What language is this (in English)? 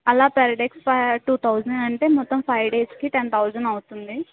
Telugu